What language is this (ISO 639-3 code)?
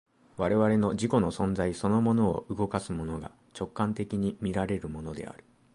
jpn